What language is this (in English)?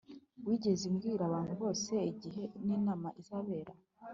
Kinyarwanda